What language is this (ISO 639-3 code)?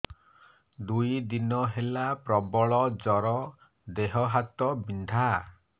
ori